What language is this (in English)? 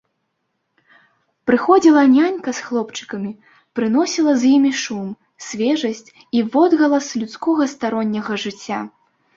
Belarusian